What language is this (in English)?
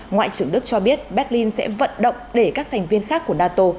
Vietnamese